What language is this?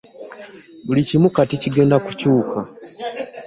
Ganda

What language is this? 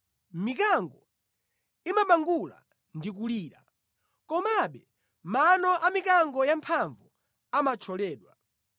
Nyanja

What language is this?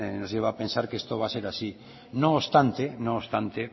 Spanish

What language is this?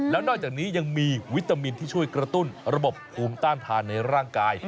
Thai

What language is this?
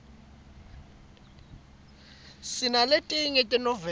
Swati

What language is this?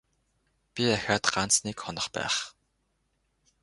Mongolian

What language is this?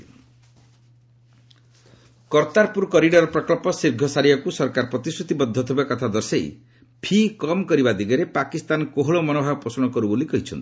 Odia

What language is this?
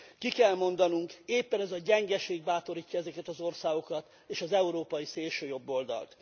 Hungarian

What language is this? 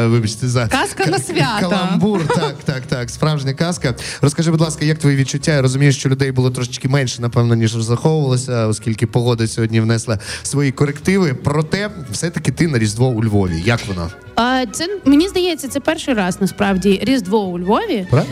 Ukrainian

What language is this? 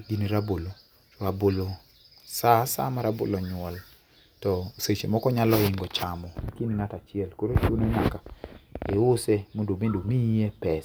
Luo (Kenya and Tanzania)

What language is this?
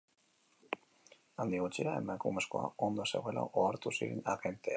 Basque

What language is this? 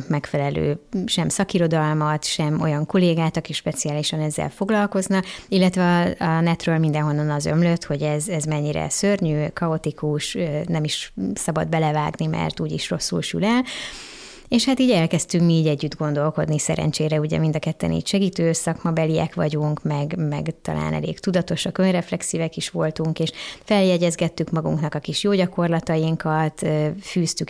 Hungarian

